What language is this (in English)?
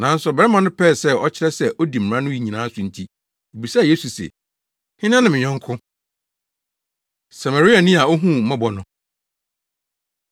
Akan